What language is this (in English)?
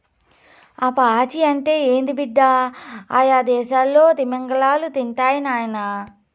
Telugu